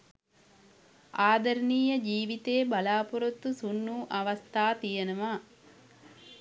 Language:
Sinhala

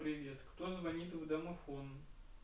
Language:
Russian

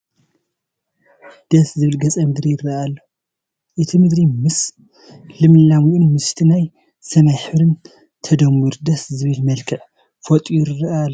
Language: Tigrinya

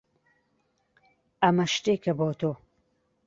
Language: Central Kurdish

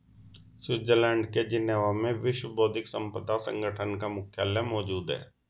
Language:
Hindi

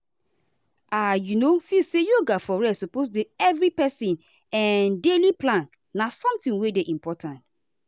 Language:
Nigerian Pidgin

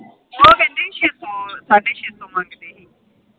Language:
Punjabi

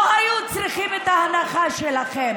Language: Hebrew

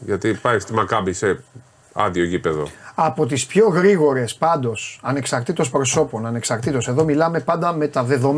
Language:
Greek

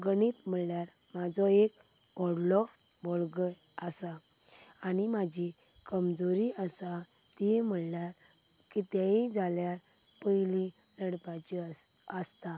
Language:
Konkani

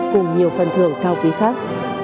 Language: Vietnamese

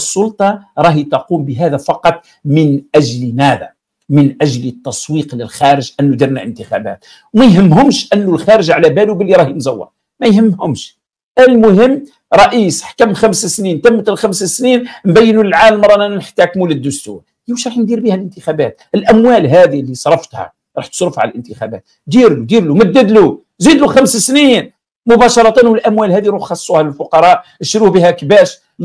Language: Arabic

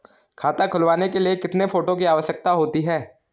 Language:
Hindi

